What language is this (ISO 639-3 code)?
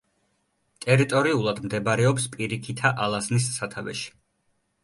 kat